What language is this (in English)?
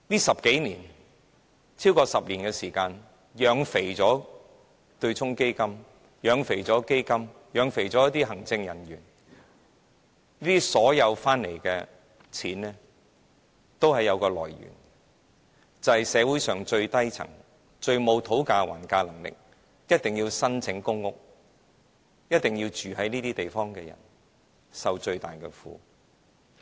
Cantonese